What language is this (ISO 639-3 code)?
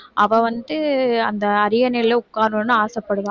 tam